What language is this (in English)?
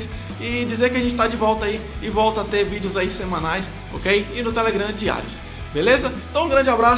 Portuguese